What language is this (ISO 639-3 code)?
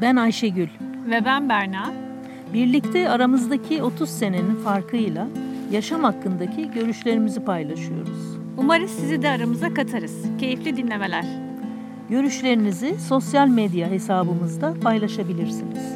tur